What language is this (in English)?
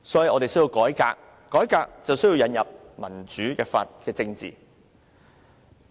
Cantonese